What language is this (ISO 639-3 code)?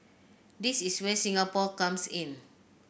eng